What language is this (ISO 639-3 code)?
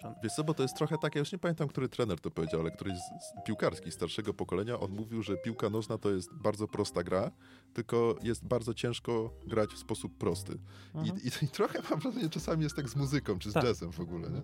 pol